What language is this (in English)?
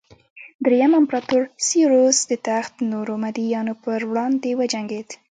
Pashto